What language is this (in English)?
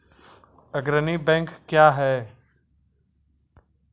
Maithili